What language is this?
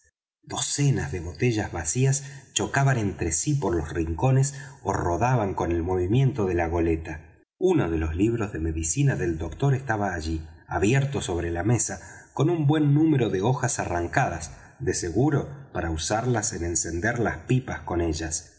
Spanish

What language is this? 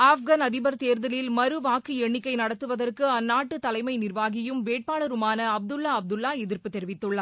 Tamil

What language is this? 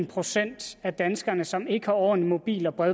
Danish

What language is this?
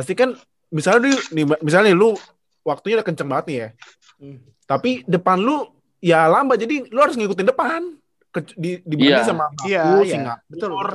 Indonesian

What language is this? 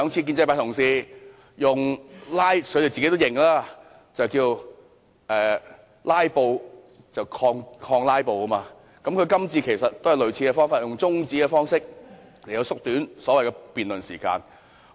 Cantonese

